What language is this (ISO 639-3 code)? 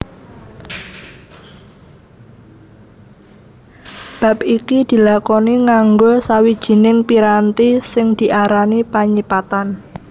jav